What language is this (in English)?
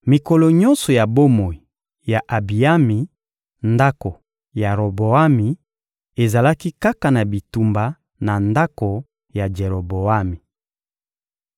Lingala